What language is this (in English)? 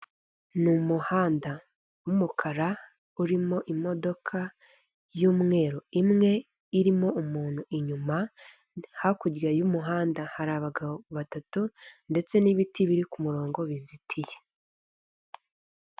Kinyarwanda